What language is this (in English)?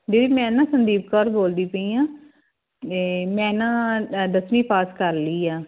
Punjabi